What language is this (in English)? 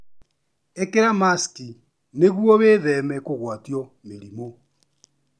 Kikuyu